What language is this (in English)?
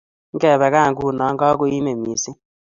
Kalenjin